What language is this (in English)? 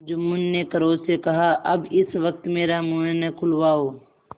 Hindi